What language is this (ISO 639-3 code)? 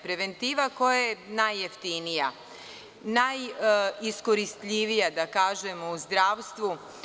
srp